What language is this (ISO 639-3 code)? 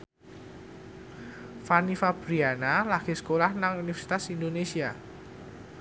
jav